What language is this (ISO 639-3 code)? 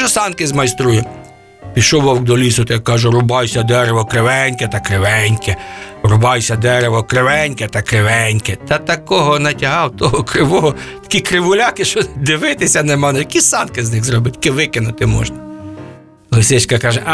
ukr